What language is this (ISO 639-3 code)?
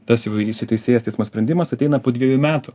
lit